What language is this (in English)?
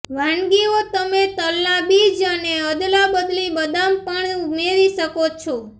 Gujarati